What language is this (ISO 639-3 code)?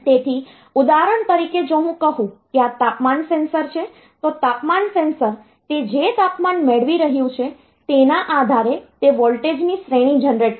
guj